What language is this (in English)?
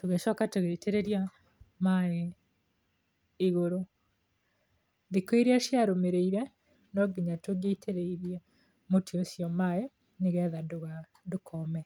Kikuyu